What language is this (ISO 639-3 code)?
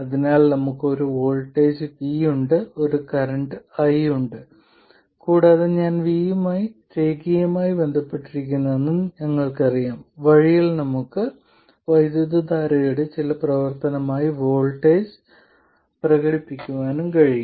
mal